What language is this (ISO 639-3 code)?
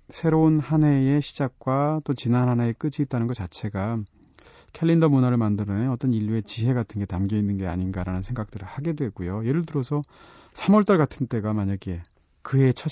kor